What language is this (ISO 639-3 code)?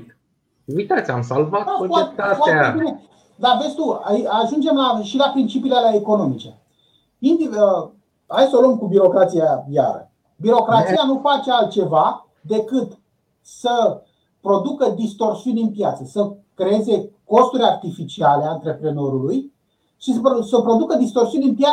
ron